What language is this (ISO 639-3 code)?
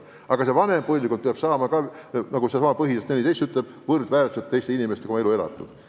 est